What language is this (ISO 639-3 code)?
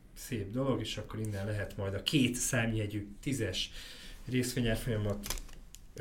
hun